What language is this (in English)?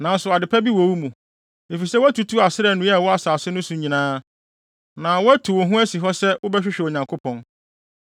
Akan